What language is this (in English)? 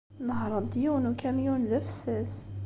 Kabyle